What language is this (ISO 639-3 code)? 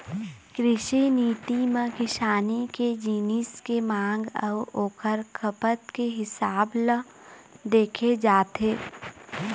hne